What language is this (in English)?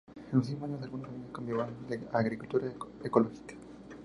Spanish